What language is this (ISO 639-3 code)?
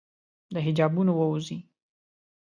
pus